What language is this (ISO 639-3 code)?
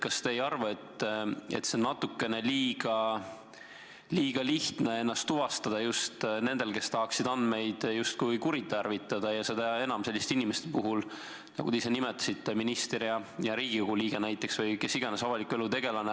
est